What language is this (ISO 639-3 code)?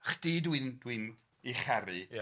cym